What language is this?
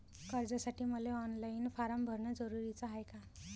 Marathi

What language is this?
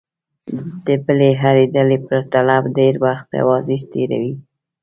Pashto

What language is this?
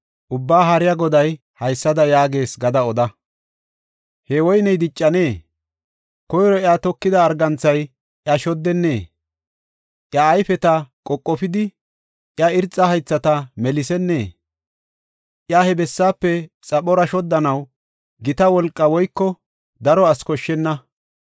Gofa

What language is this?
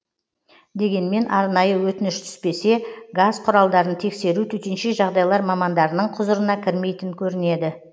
Kazakh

